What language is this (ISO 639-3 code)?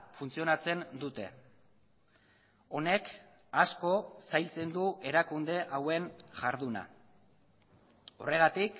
eus